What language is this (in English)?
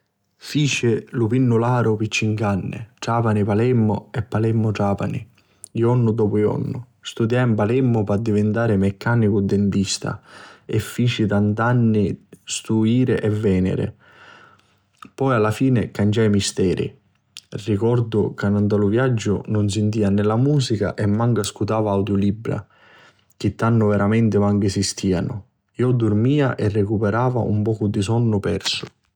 Sicilian